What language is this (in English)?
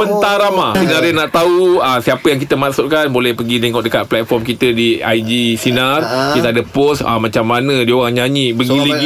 Malay